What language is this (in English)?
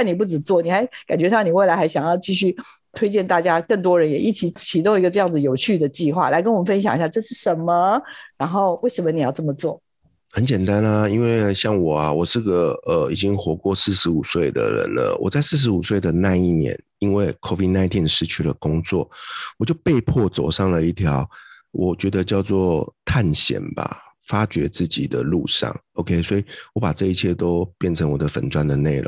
Chinese